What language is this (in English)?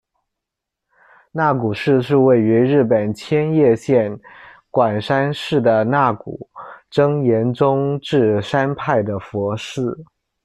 Chinese